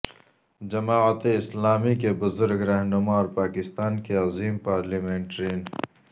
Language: Urdu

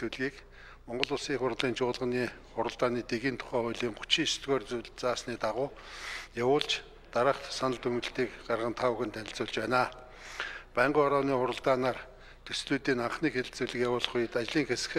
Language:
Turkish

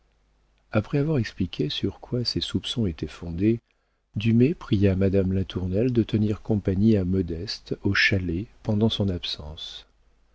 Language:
French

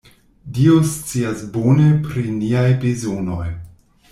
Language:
Esperanto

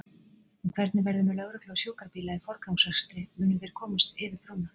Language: Icelandic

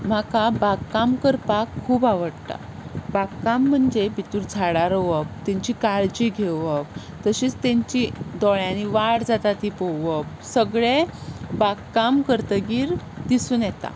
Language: Konkani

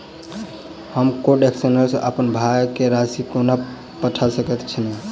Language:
Maithili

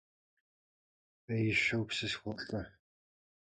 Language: Kabardian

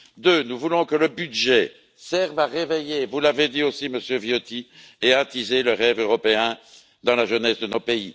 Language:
French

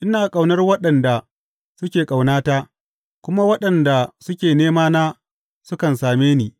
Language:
Hausa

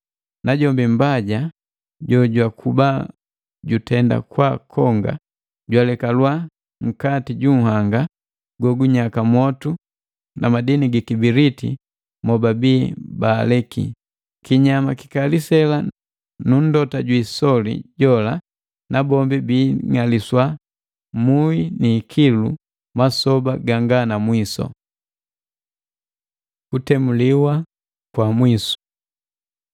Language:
Matengo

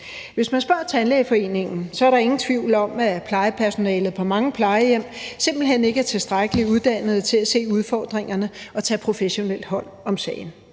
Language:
Danish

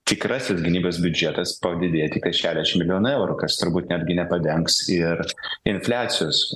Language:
Lithuanian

